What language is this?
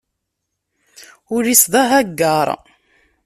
Kabyle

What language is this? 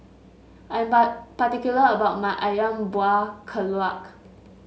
English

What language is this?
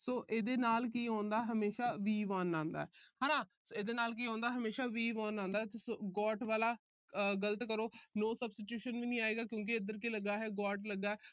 Punjabi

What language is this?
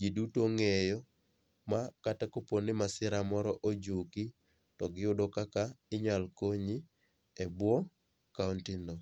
Luo (Kenya and Tanzania)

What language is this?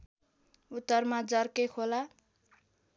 Nepali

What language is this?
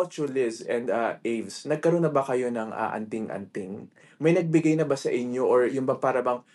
Filipino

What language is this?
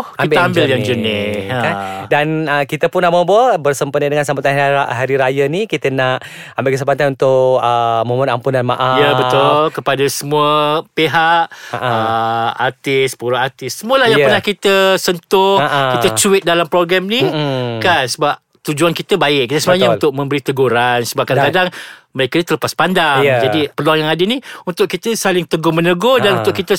Malay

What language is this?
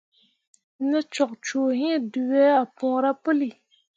Mundang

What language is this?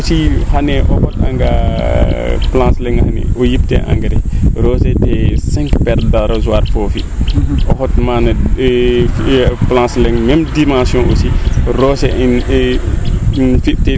Serer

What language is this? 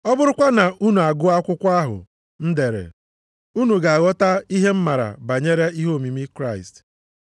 Igbo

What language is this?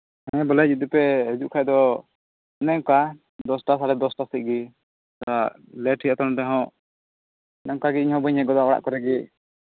Santali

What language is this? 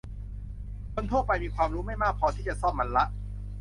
Thai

